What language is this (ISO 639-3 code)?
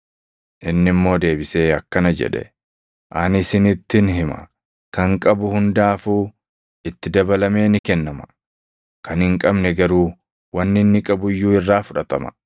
orm